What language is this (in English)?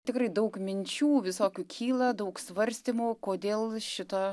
Lithuanian